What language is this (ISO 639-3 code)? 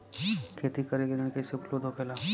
bho